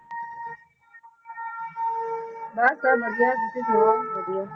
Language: Punjabi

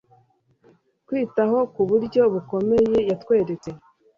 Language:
Kinyarwanda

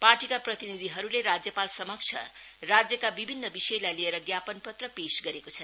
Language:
Nepali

